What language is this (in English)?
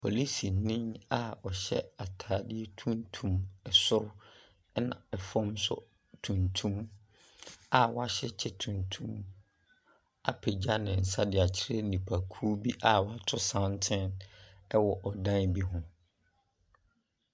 Akan